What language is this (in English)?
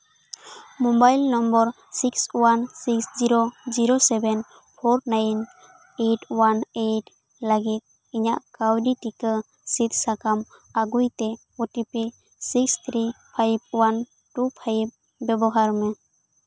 Santali